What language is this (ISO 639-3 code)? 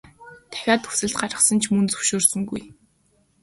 mon